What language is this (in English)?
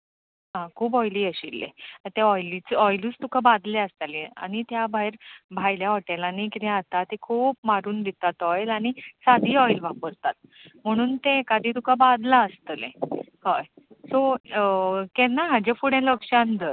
Konkani